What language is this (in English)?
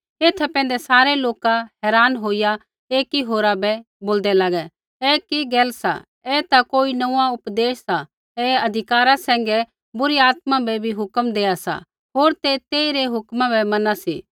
Kullu Pahari